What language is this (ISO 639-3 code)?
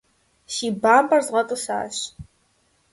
kbd